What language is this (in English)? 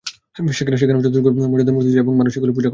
Bangla